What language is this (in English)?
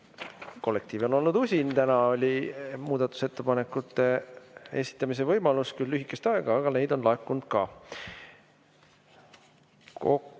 Estonian